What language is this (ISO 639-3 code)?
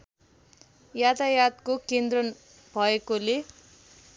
nep